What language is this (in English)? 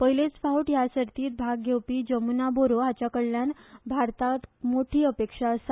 Konkani